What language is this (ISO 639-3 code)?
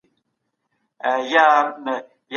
pus